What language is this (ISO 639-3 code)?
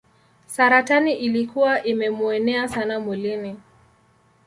swa